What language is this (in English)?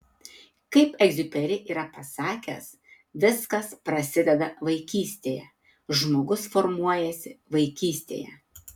Lithuanian